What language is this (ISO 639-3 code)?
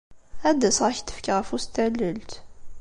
kab